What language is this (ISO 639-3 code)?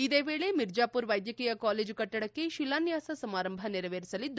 kan